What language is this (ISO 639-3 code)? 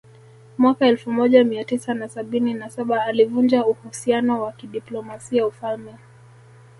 swa